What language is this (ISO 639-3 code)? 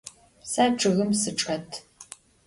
ady